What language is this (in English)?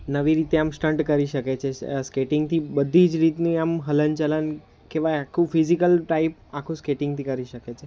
Gujarati